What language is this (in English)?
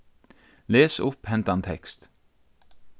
Faroese